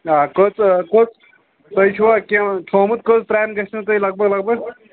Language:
Kashmiri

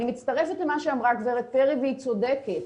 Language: Hebrew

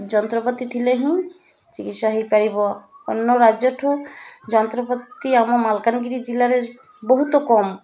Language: Odia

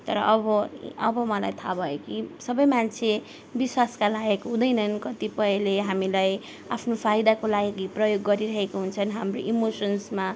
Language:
Nepali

